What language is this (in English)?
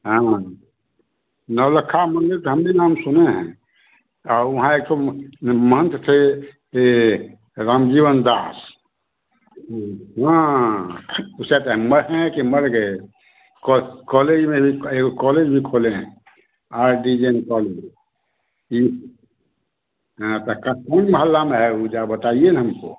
Hindi